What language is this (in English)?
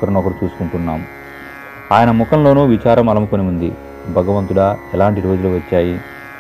Telugu